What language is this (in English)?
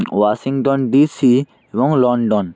Bangla